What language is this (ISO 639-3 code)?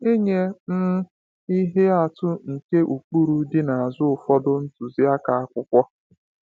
ibo